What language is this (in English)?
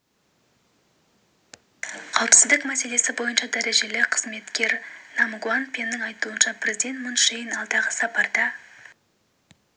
Kazakh